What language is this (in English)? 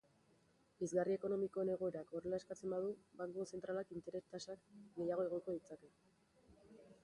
Basque